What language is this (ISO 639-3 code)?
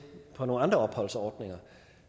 dan